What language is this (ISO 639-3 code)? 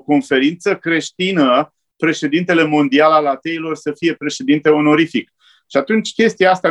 ron